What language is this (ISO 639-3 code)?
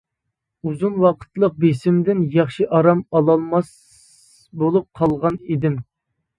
uig